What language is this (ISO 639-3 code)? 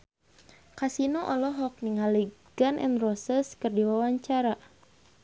sun